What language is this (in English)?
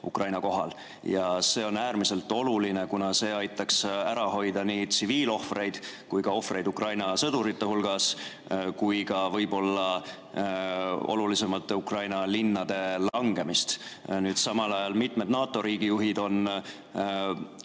Estonian